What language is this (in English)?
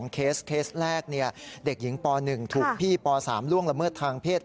Thai